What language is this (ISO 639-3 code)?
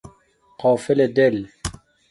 fas